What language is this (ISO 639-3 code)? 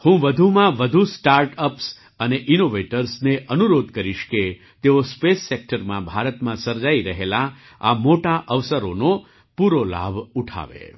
guj